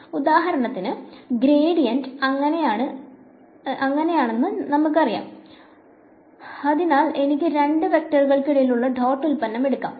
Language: Malayalam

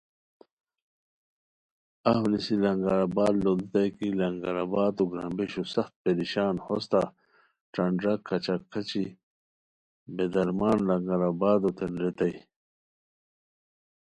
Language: Khowar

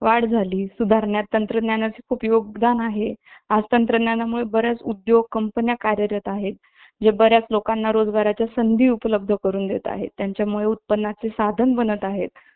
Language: Marathi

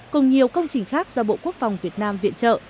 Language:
Vietnamese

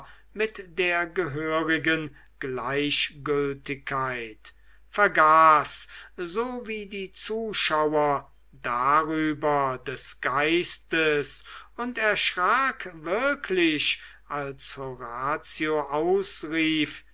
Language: German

